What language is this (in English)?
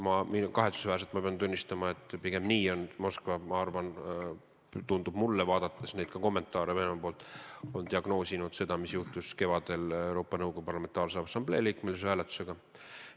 Estonian